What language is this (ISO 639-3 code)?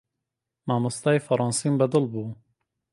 ckb